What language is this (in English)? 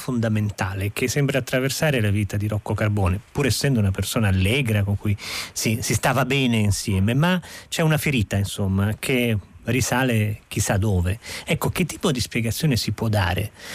Italian